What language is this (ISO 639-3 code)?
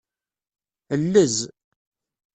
kab